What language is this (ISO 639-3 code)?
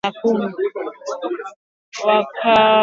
swa